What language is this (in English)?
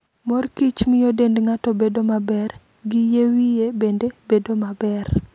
Luo (Kenya and Tanzania)